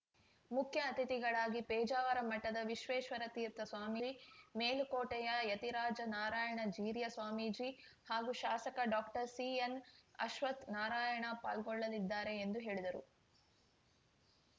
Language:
Kannada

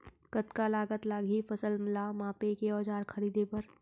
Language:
Chhattisgarhi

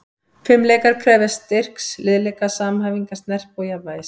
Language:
Icelandic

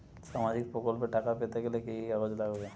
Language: Bangla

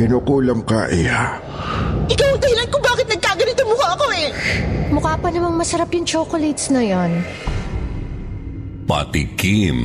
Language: Filipino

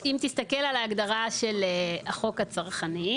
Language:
Hebrew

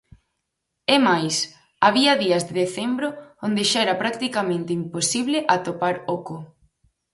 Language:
Galician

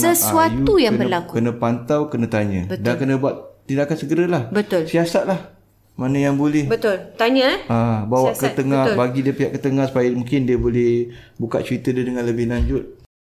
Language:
Malay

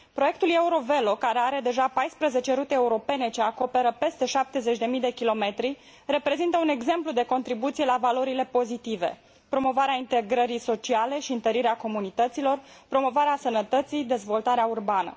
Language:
Romanian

